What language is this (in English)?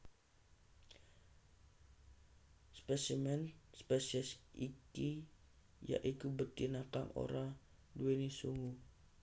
Javanese